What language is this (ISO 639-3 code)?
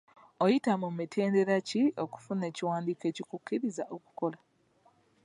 lug